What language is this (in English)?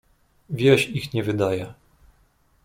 Polish